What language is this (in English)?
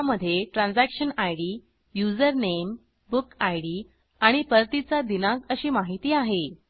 Marathi